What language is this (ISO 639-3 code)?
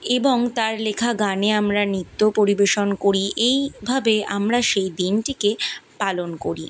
ben